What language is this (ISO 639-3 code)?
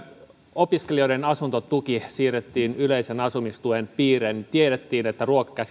fin